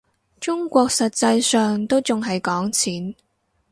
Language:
Cantonese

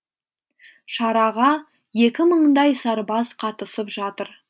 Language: Kazakh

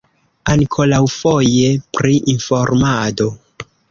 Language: Esperanto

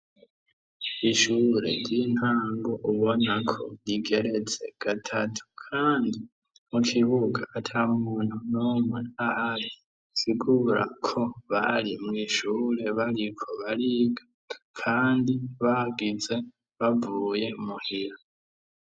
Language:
Rundi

